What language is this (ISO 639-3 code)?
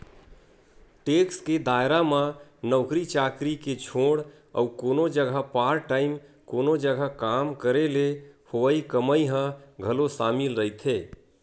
hne